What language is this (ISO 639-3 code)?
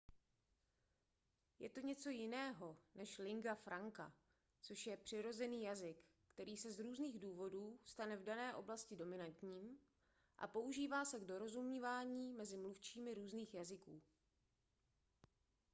ces